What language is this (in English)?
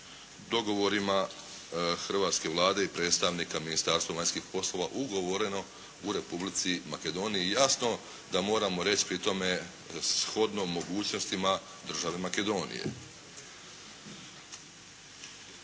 Croatian